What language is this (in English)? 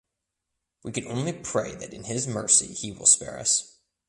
English